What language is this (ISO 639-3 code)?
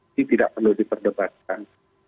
ind